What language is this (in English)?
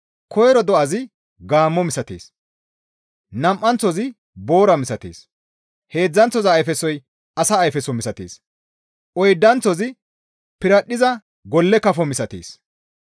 Gamo